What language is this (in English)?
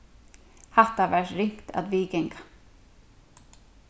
Faroese